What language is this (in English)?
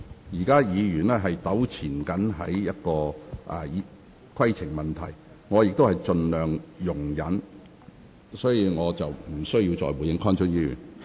Cantonese